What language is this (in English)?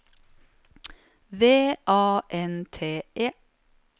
Norwegian